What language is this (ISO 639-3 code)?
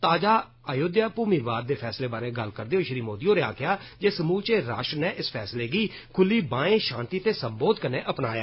doi